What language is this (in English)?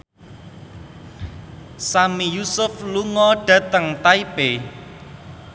Javanese